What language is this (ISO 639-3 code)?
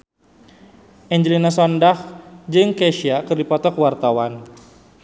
sun